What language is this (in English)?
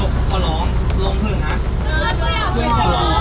Thai